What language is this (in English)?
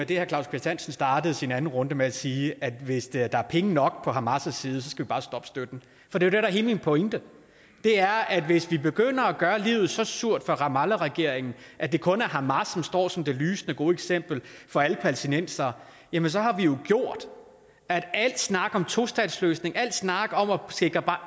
Danish